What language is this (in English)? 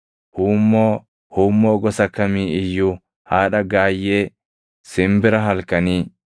Oromo